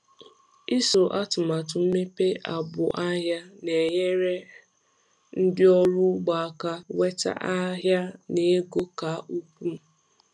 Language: Igbo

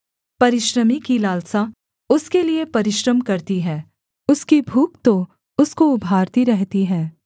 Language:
Hindi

